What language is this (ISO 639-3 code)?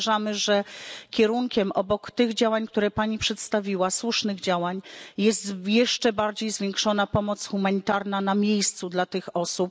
pol